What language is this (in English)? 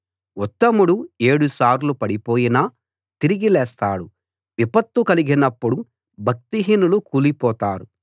Telugu